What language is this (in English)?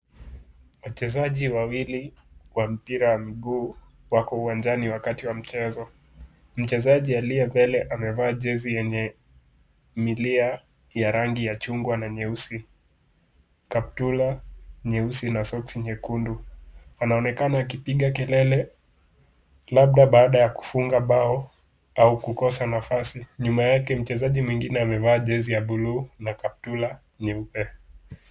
Swahili